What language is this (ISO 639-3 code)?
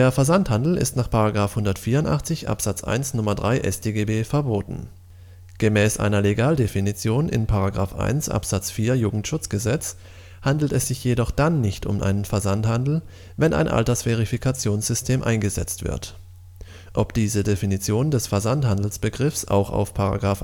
deu